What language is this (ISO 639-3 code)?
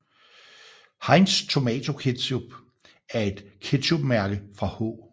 dan